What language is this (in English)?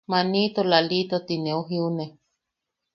Yaqui